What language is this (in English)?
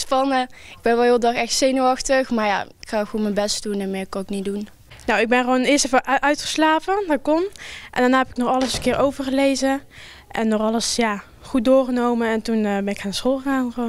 Dutch